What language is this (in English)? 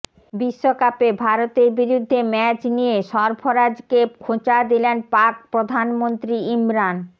Bangla